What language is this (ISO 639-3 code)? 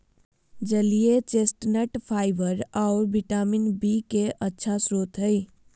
mag